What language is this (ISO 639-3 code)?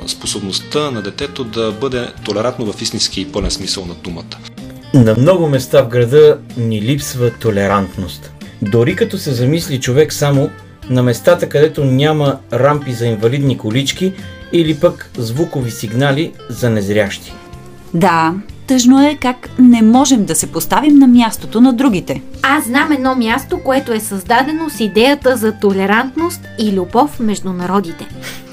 bul